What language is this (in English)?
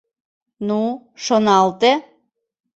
Mari